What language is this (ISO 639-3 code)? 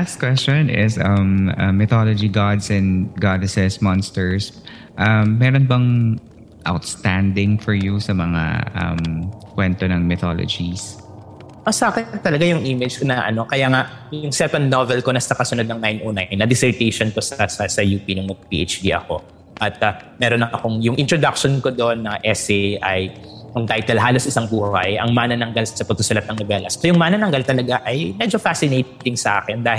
fil